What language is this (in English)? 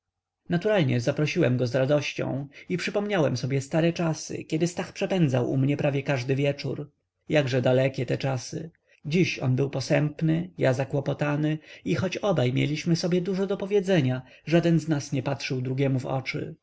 Polish